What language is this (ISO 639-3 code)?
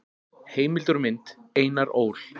isl